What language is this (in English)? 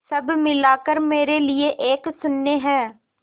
Hindi